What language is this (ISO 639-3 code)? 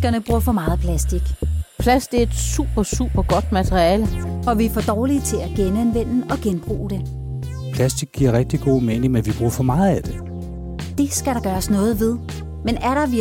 dan